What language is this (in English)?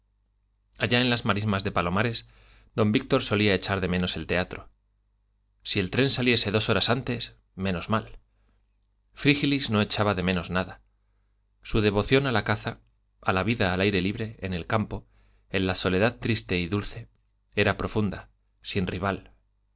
Spanish